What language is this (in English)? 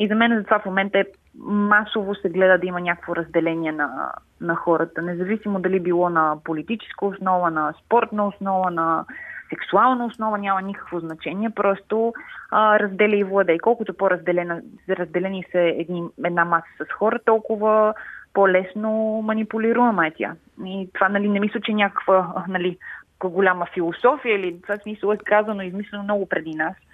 Bulgarian